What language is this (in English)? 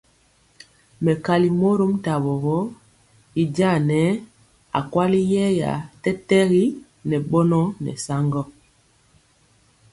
Mpiemo